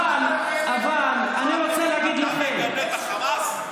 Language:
Hebrew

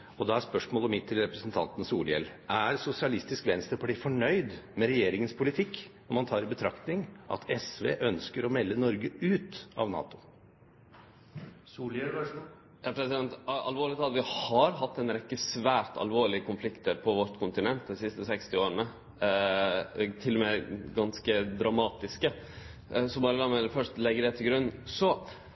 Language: Norwegian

